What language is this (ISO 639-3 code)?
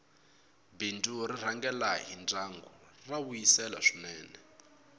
tso